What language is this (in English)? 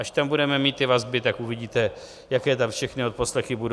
Czech